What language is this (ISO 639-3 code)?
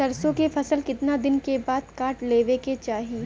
bho